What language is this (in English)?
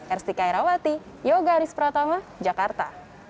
Indonesian